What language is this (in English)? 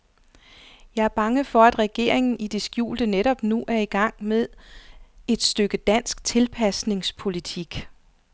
Danish